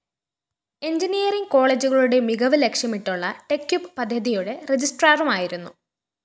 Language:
Malayalam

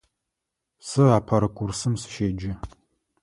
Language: Adyghe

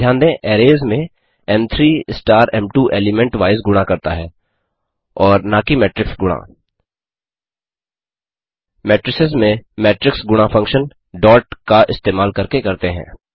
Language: Hindi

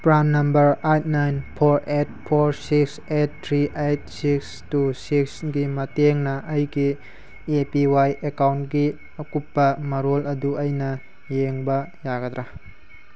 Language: Manipuri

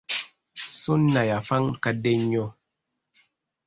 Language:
Ganda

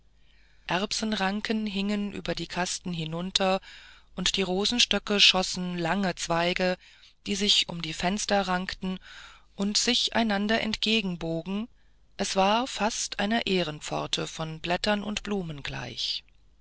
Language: German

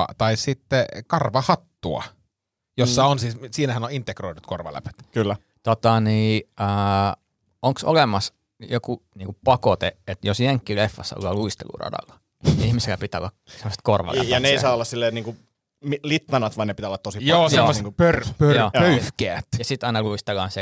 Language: Finnish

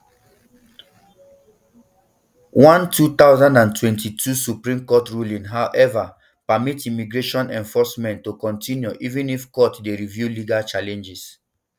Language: Nigerian Pidgin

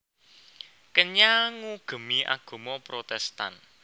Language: Javanese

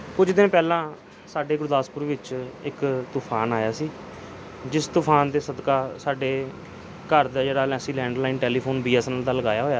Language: Punjabi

